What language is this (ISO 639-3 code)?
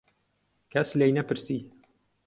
ckb